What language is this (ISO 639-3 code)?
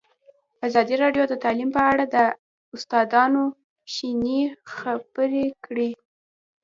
pus